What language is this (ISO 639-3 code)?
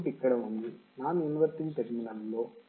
tel